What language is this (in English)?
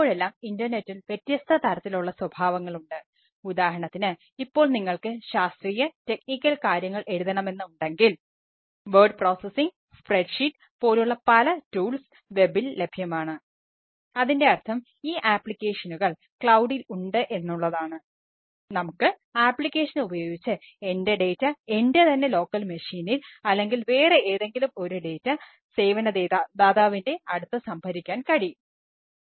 Malayalam